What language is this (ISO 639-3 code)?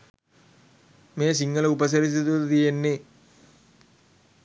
sin